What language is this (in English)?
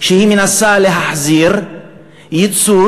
Hebrew